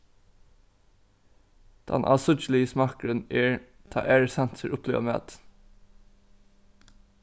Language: Faroese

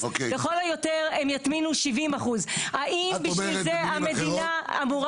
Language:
Hebrew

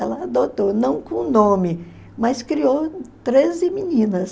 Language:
Portuguese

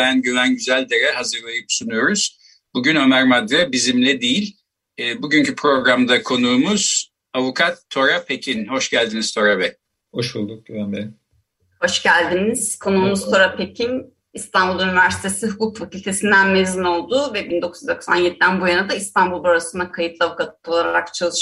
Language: Turkish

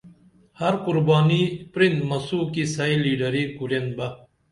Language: Dameli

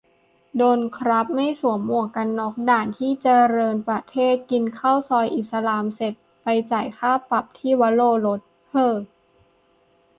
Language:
Thai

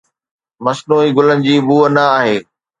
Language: Sindhi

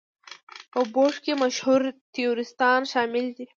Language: Pashto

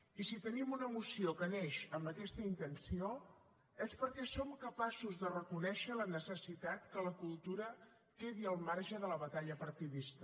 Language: Catalan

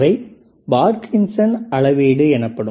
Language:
Tamil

